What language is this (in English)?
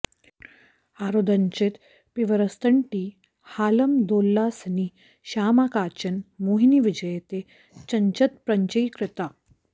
Sanskrit